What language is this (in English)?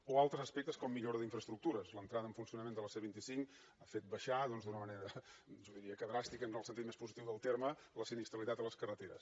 Catalan